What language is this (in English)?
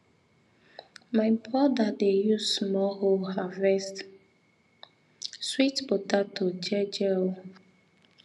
Nigerian Pidgin